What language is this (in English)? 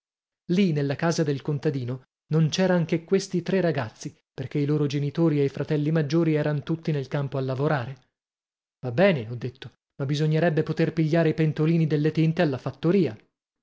Italian